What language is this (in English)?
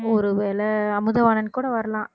Tamil